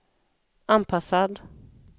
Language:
Swedish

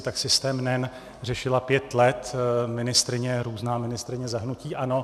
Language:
Czech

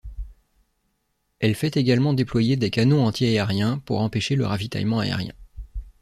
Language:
French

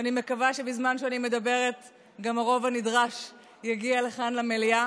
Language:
Hebrew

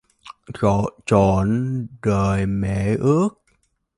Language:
Vietnamese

